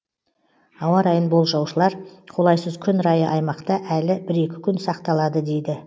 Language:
Kazakh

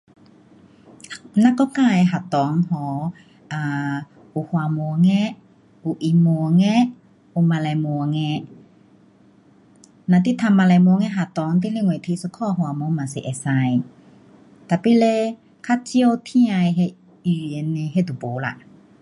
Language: Pu-Xian Chinese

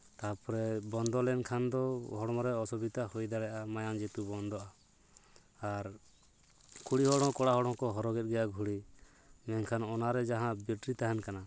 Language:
Santali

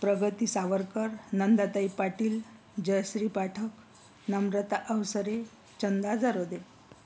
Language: Marathi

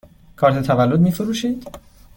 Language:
Persian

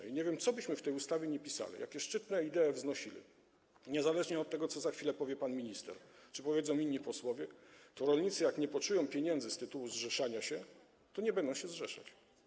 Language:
Polish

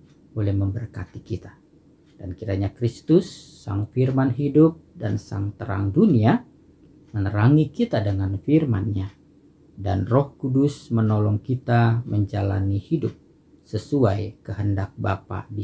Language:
Indonesian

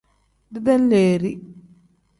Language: Tem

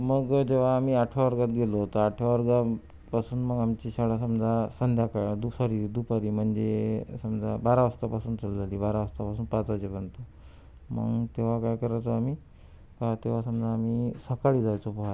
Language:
Marathi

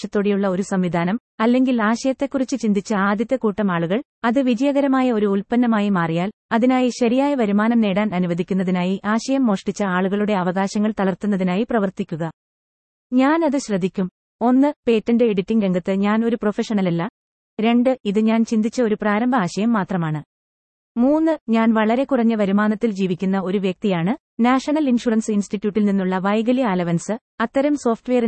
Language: Malayalam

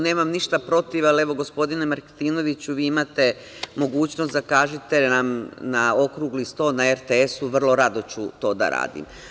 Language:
Serbian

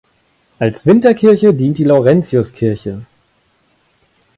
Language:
German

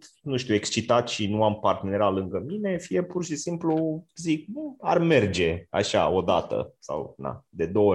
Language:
Romanian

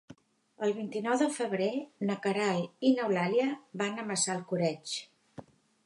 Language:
Catalan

